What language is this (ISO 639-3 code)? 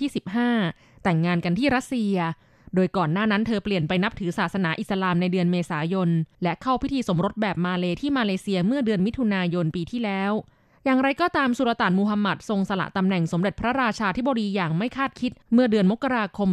tha